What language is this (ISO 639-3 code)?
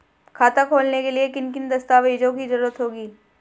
hin